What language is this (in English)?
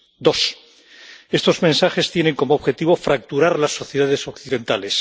Spanish